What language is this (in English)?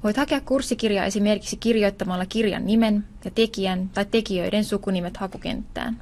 Finnish